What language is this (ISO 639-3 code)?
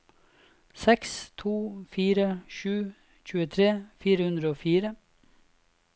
nor